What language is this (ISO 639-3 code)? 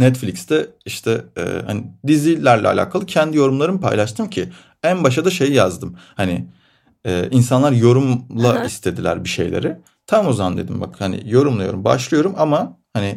tur